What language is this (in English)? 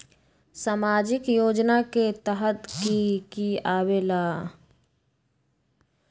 Magahi